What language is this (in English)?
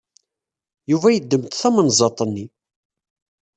Kabyle